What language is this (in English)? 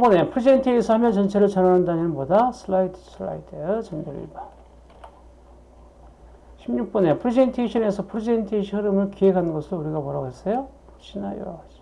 Korean